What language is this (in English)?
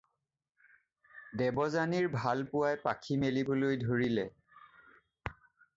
Assamese